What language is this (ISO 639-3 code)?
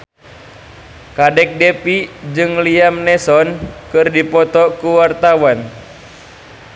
sun